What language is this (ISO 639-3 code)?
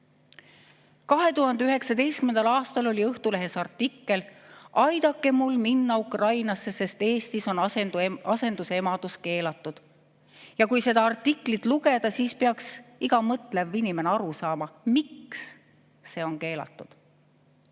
est